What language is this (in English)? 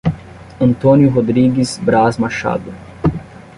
Portuguese